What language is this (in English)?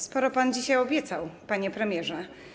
Polish